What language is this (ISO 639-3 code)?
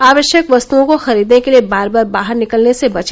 hin